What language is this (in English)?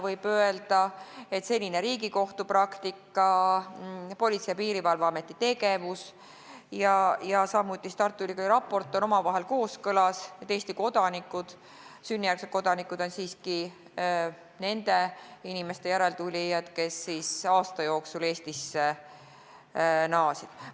Estonian